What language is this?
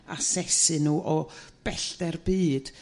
Welsh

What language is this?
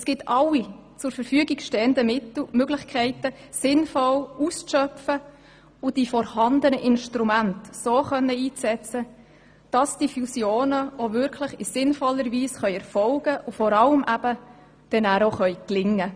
Swiss German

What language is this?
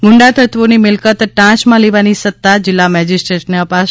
Gujarati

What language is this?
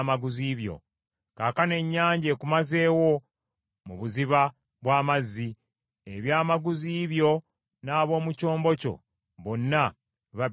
Ganda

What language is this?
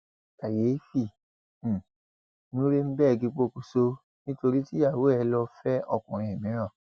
Yoruba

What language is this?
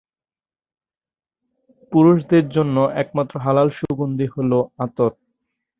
Bangla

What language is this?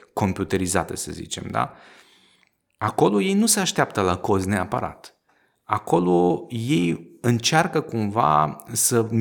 Romanian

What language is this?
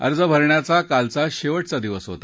Marathi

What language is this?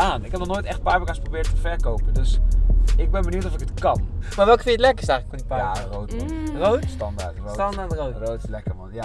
Dutch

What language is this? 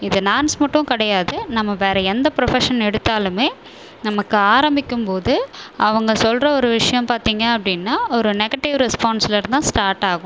Tamil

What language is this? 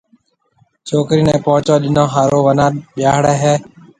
Marwari (Pakistan)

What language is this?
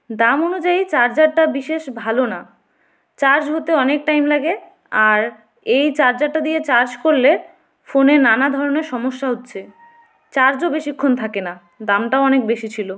Bangla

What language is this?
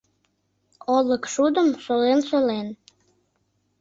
Mari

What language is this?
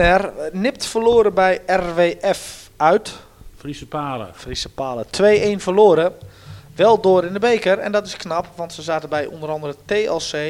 Dutch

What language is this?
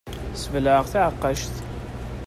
Kabyle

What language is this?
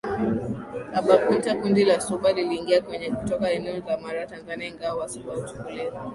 Swahili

